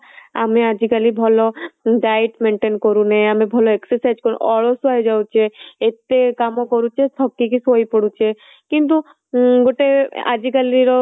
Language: Odia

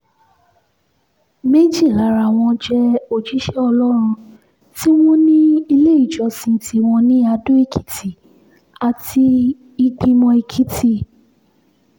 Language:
Yoruba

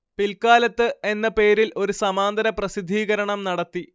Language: Malayalam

